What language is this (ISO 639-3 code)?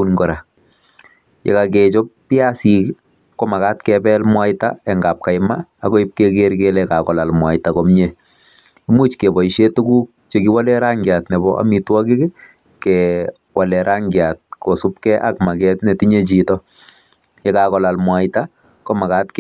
kln